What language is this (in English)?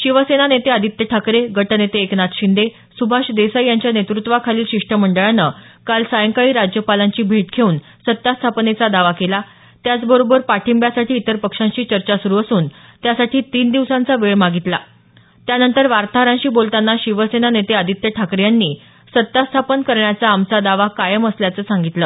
Marathi